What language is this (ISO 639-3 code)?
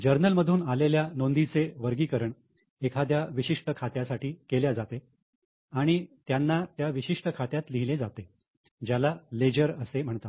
mar